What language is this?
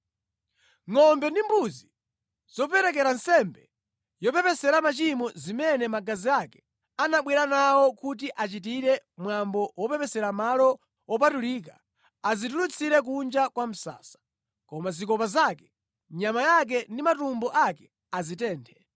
Nyanja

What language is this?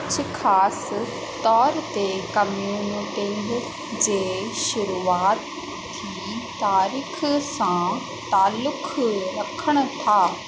Sindhi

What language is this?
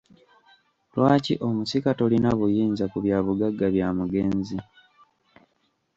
Ganda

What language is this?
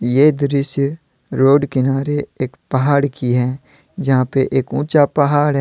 Hindi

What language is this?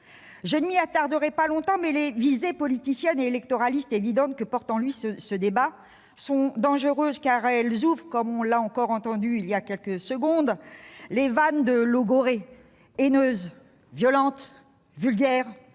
French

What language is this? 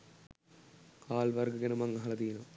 Sinhala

